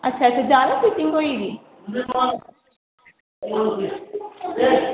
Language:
Dogri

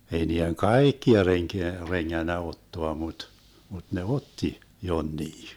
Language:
Finnish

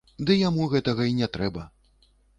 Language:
Belarusian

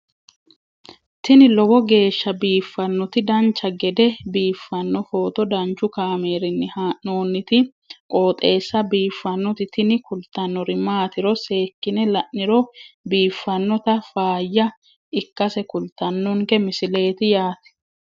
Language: Sidamo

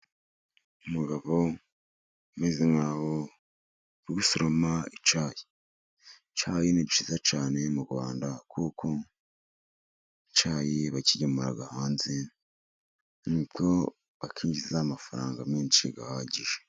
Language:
Kinyarwanda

